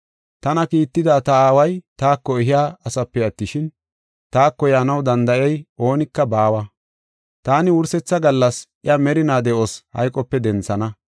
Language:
Gofa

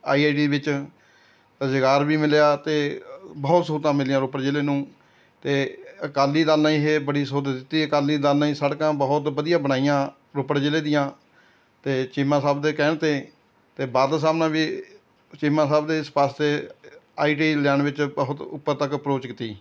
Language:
Punjabi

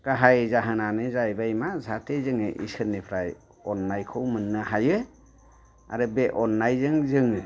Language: Bodo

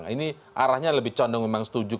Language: Indonesian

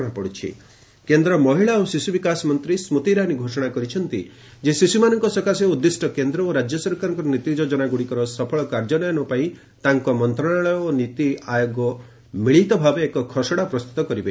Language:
Odia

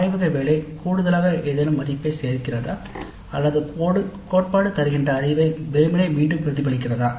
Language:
Tamil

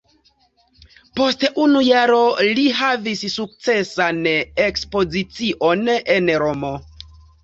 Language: Esperanto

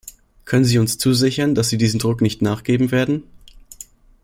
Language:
German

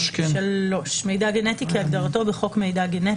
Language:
Hebrew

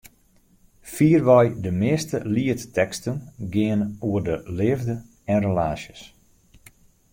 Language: Western Frisian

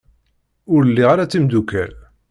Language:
Kabyle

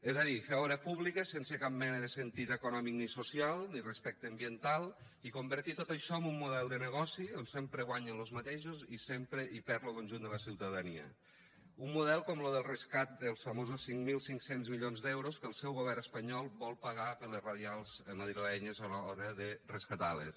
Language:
Catalan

